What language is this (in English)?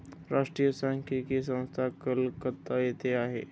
Marathi